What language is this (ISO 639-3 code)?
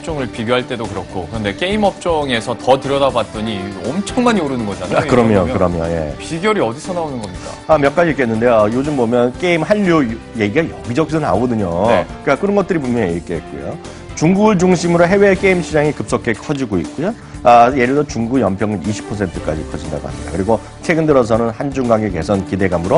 kor